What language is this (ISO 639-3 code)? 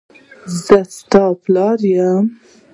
pus